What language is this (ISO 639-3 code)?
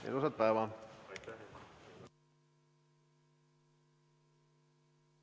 est